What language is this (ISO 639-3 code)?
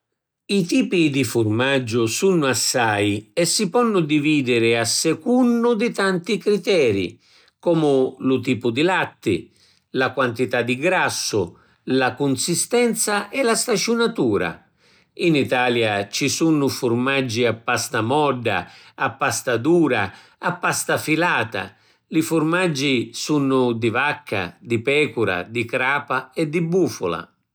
scn